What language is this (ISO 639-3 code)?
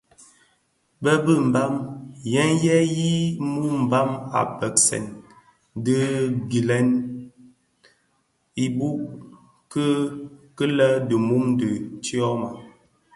ksf